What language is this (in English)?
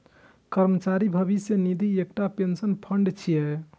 Maithili